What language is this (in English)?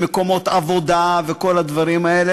Hebrew